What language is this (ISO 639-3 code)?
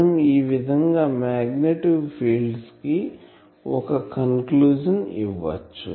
tel